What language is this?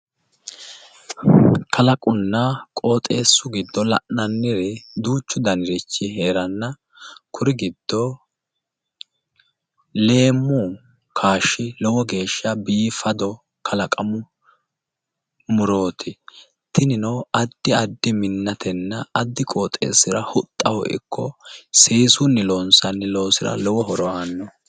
Sidamo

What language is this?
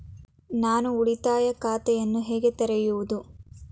Kannada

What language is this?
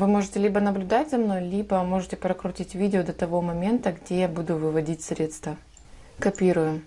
Russian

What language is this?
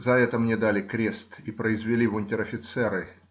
Russian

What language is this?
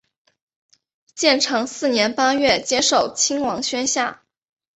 Chinese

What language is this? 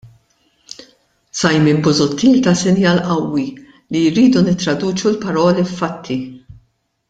Maltese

